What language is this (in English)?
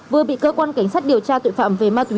Vietnamese